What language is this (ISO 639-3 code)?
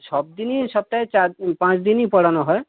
ben